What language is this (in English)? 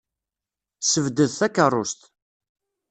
Kabyle